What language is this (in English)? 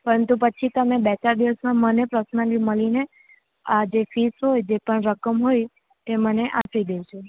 Gujarati